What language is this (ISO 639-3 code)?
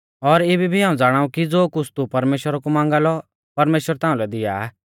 bfz